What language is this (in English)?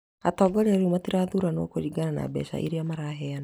Kikuyu